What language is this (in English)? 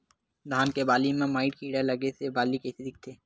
Chhattisgarhi